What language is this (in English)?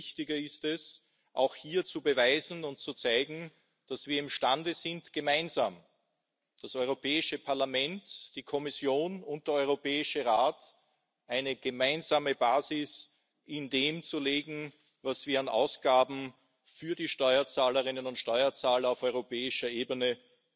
German